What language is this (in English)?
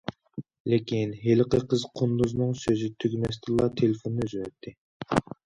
Uyghur